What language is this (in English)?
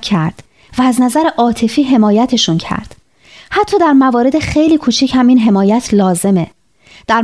Persian